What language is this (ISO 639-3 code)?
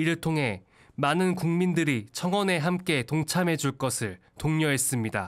kor